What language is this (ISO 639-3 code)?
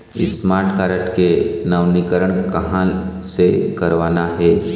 hne